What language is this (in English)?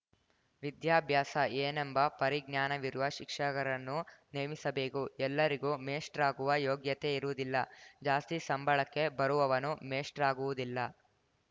Kannada